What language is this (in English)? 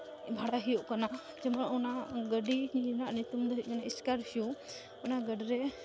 Santali